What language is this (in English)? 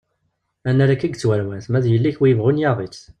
Kabyle